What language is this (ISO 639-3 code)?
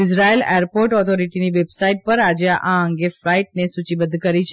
guj